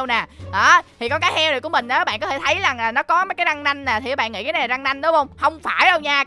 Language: Vietnamese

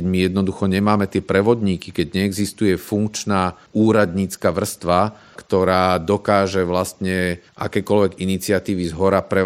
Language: Slovak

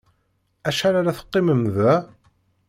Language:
Kabyle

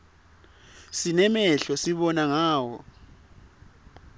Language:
Swati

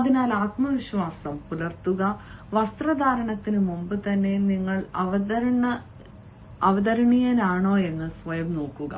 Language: Malayalam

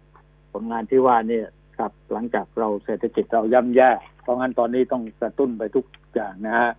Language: Thai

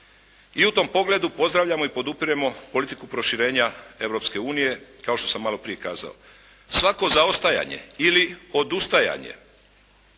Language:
Croatian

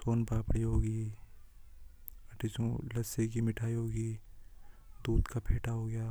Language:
Hadothi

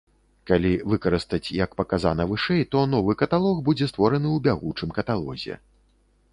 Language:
Belarusian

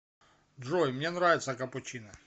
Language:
Russian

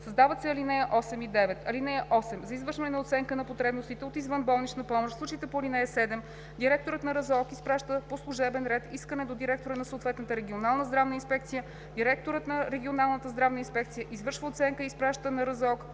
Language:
Bulgarian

